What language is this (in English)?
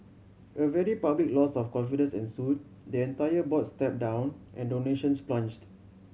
English